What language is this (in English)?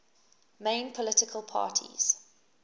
English